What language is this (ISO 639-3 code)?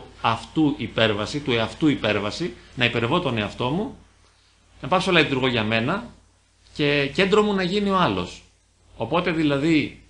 ell